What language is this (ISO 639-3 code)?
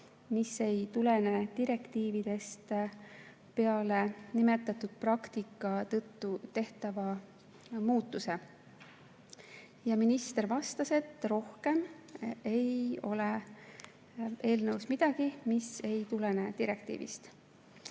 est